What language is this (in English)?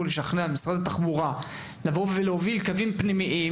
Hebrew